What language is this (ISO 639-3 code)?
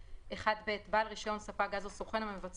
heb